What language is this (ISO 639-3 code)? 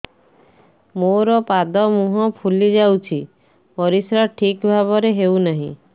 ori